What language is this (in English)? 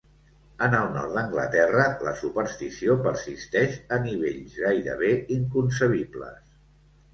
Catalan